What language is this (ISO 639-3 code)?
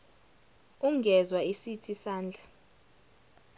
zul